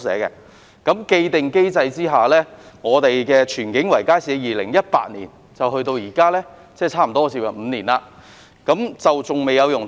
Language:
Cantonese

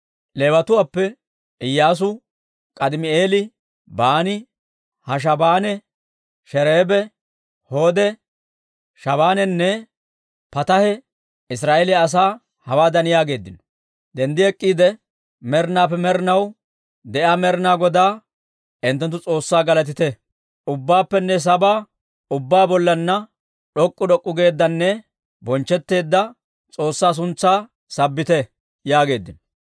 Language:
Dawro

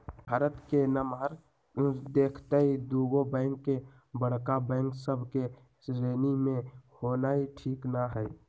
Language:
Magahi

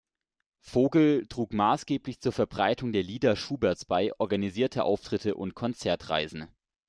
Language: German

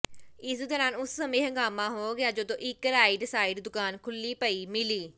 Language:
Punjabi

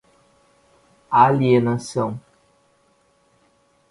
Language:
Portuguese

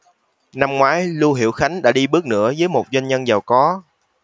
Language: Vietnamese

